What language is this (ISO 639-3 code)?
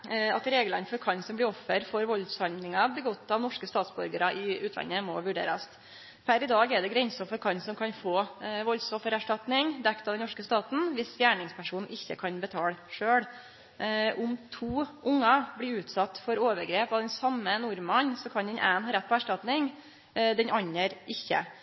nno